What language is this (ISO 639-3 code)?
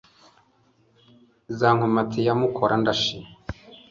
kin